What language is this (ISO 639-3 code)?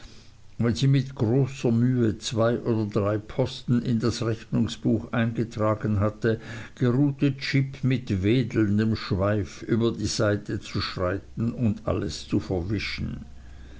deu